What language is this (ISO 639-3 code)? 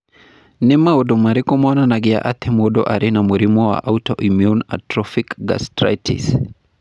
kik